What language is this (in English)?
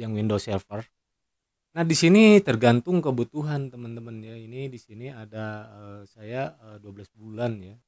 Indonesian